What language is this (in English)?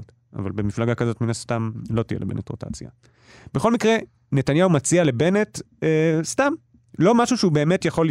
Hebrew